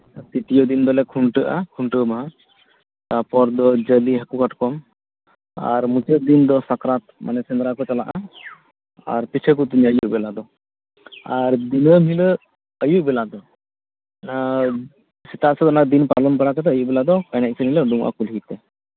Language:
Santali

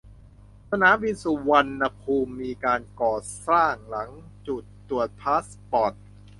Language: Thai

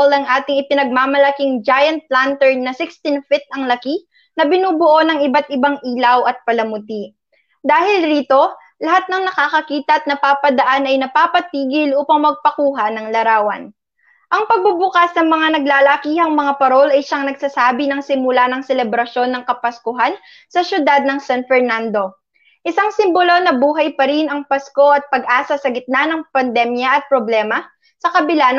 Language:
Filipino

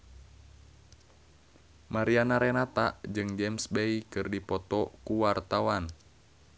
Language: Sundanese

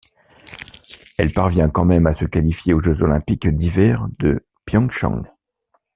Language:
French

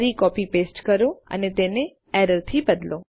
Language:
Gujarati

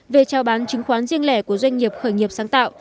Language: Vietnamese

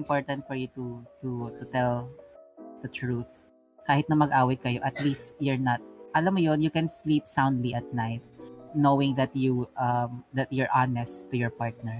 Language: Filipino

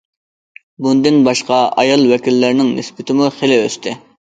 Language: Uyghur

